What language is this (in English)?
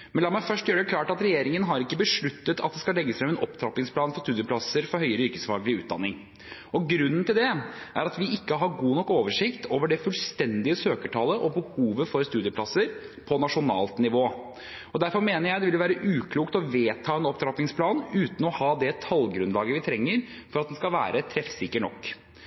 Norwegian Bokmål